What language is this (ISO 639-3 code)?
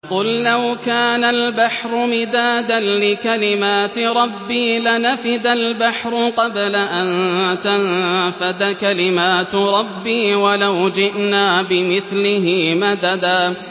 ara